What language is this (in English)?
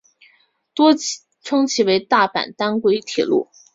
Chinese